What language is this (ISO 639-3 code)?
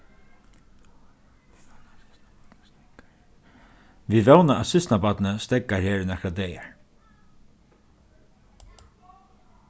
fao